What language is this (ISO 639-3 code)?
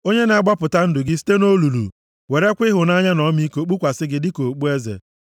ibo